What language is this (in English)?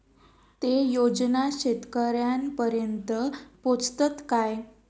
Marathi